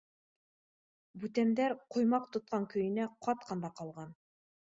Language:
Bashkir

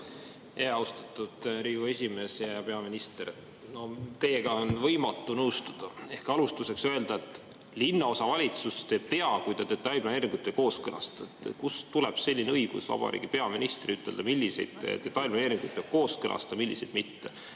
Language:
Estonian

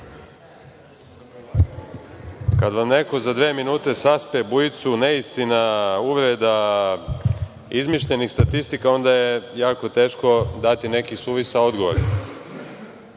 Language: Serbian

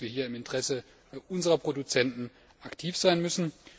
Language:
German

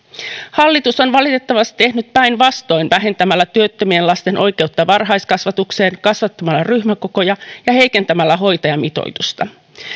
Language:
Finnish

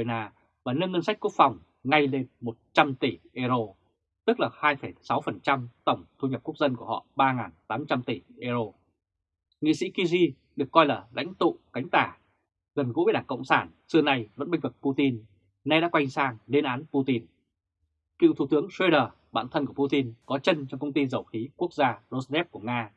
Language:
Vietnamese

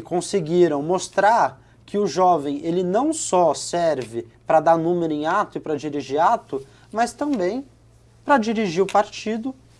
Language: Portuguese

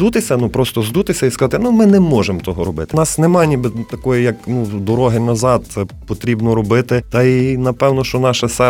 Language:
Ukrainian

